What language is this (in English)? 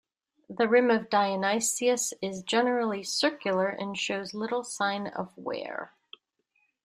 English